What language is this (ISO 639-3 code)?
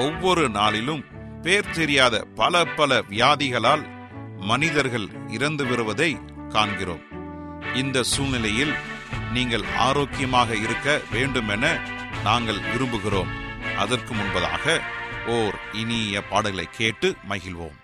tam